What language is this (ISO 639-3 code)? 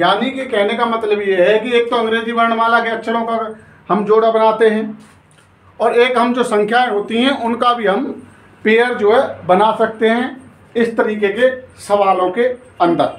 hin